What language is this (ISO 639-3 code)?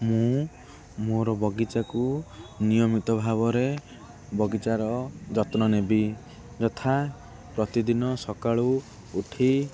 ori